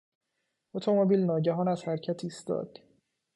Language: Persian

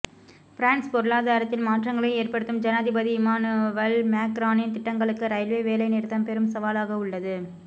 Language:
Tamil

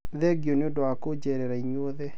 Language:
Kikuyu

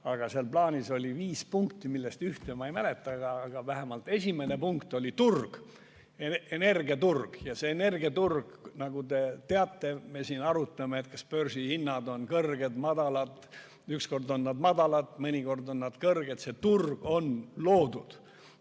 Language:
Estonian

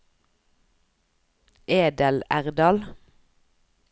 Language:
Norwegian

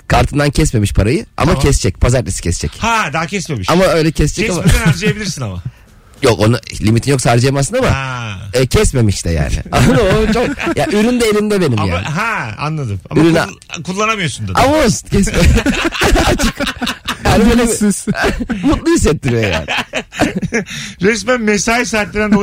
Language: Turkish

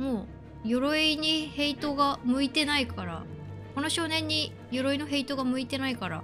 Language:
Japanese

